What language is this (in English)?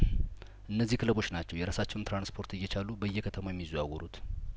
Amharic